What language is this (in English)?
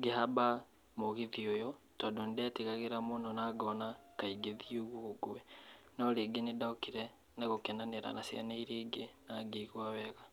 Kikuyu